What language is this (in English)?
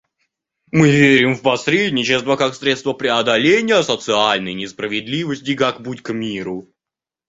Russian